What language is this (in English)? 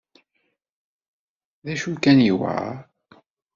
Kabyle